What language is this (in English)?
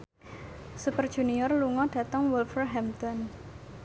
Javanese